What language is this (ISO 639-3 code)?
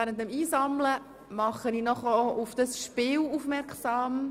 gsw